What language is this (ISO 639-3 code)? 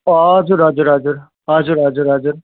nep